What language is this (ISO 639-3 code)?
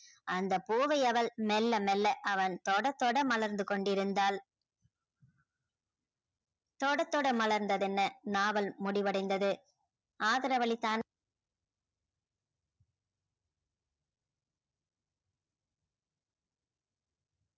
tam